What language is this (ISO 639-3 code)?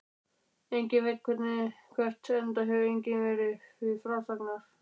isl